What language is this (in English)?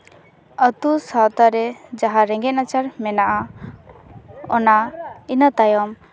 Santali